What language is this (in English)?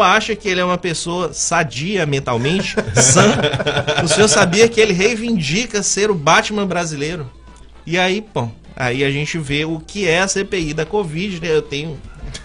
Portuguese